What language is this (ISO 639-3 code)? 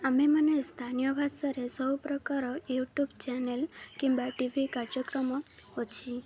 ori